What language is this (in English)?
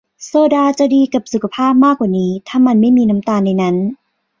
Thai